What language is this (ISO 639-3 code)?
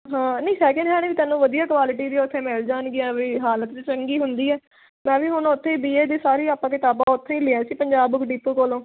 pan